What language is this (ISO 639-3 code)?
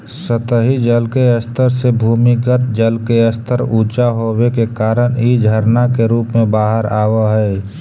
mag